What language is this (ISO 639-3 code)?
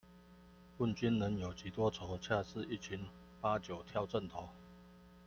zho